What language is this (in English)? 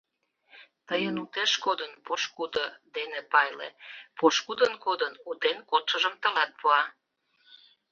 Mari